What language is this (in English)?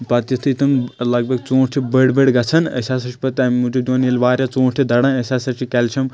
Kashmiri